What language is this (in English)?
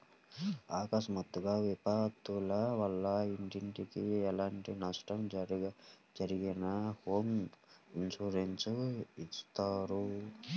Telugu